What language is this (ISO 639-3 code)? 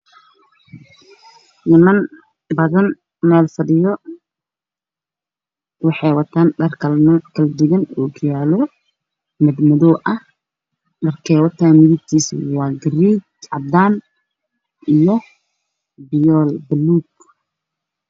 som